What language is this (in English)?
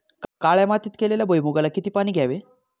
Marathi